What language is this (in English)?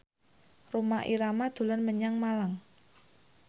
Javanese